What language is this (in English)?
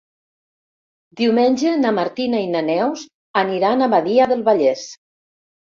Catalan